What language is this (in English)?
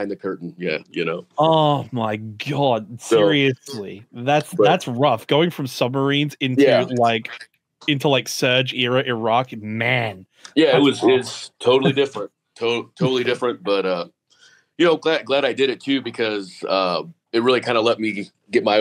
English